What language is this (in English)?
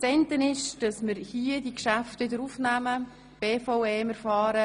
Swiss German